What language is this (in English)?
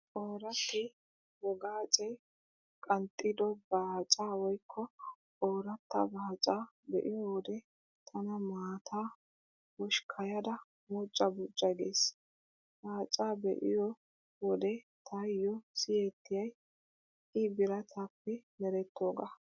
Wolaytta